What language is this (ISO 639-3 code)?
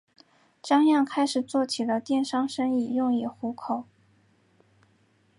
zho